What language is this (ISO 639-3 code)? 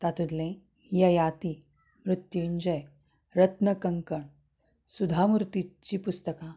kok